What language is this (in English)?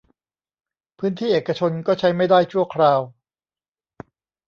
Thai